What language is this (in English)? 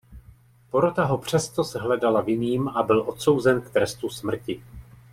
Czech